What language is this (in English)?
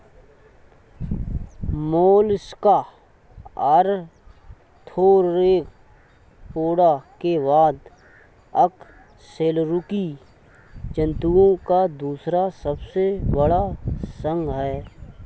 Hindi